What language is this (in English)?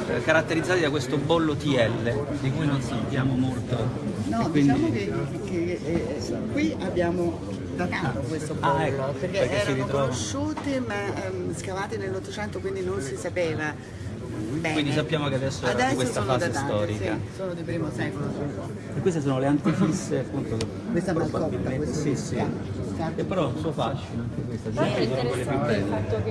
Italian